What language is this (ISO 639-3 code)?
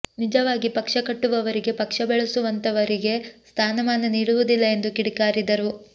kan